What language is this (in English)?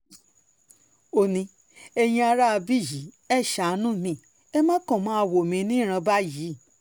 Yoruba